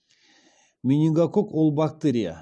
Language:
Kazakh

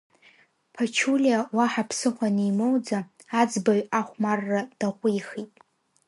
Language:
Abkhazian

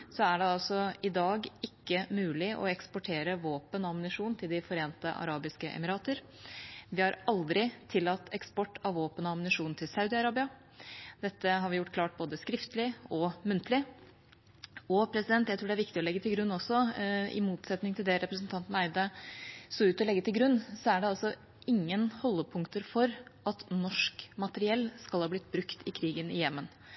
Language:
Norwegian Bokmål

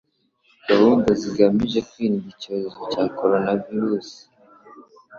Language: Kinyarwanda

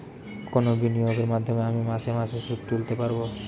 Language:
Bangla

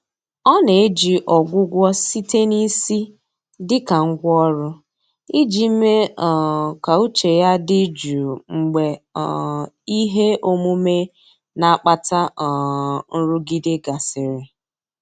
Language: Igbo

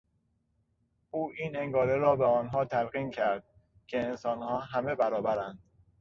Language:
Persian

